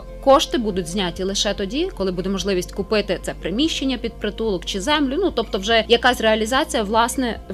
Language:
Ukrainian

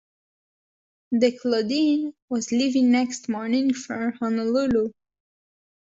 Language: English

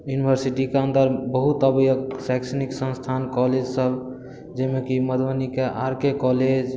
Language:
Maithili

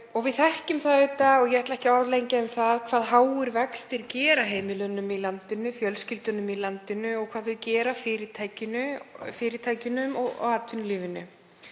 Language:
Icelandic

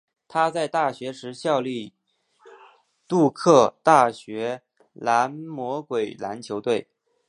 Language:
Chinese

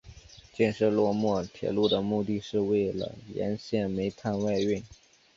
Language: Chinese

